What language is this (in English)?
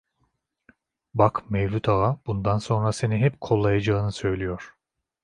Turkish